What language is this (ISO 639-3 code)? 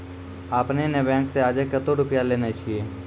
mai